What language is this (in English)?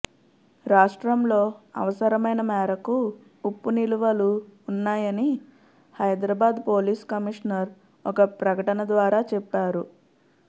Telugu